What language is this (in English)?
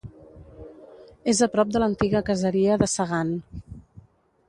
Catalan